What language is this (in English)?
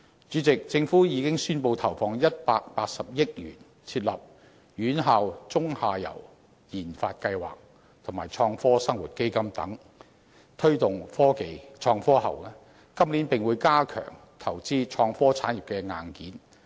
Cantonese